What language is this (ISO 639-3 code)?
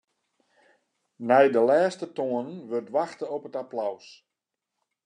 fry